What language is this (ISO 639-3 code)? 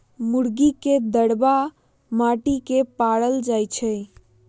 mag